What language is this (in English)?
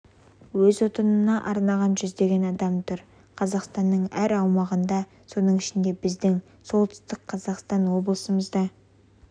Kazakh